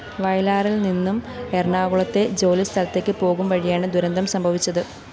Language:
Malayalam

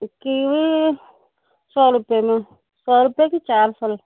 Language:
Urdu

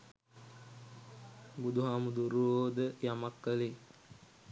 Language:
Sinhala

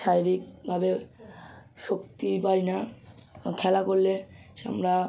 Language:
Bangla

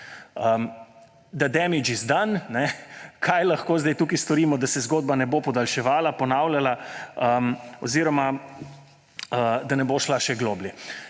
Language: Slovenian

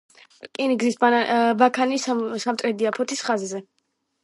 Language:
Georgian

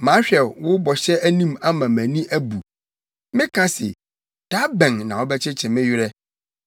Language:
Akan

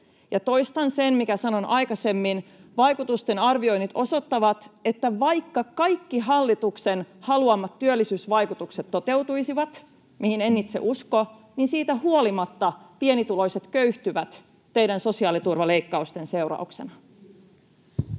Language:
Finnish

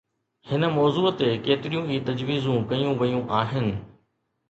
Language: Sindhi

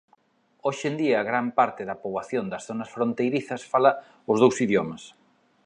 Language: Galician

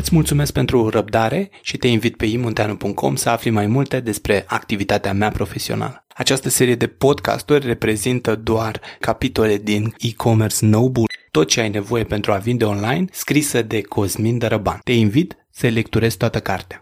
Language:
Romanian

